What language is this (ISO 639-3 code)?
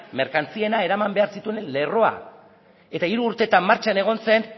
eus